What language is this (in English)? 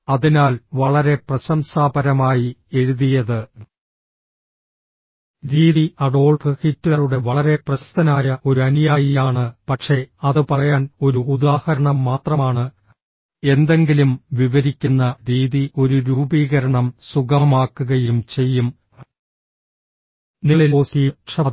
Malayalam